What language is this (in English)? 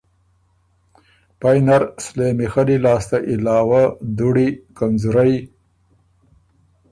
Ormuri